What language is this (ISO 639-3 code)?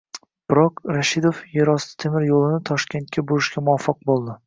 uzb